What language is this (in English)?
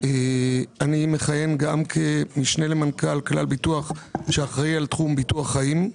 Hebrew